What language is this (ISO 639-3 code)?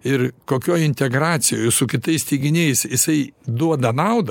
lit